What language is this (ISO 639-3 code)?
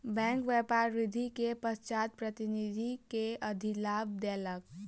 mai